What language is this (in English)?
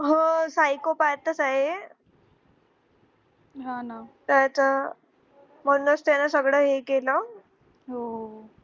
Marathi